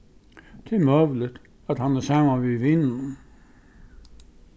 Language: Faroese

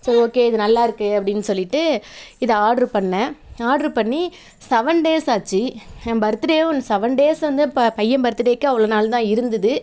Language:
Tamil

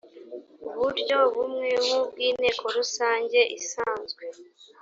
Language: Kinyarwanda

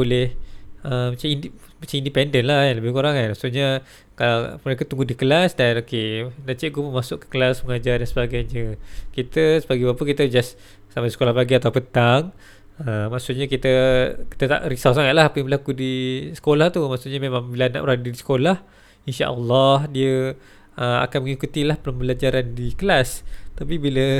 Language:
Malay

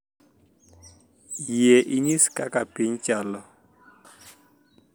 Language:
Luo (Kenya and Tanzania)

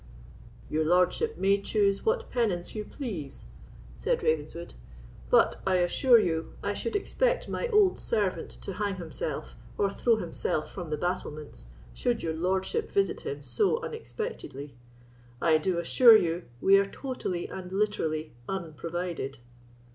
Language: English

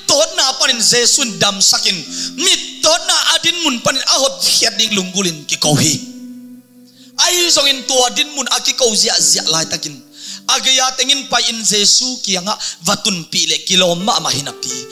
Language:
Indonesian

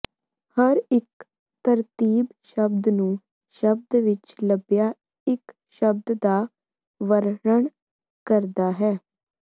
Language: Punjabi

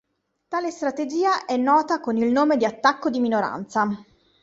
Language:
Italian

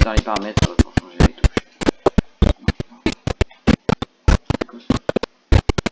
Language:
French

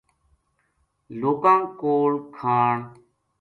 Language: Gujari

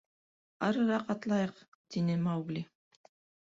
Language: Bashkir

